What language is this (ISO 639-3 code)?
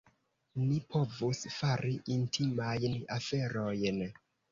epo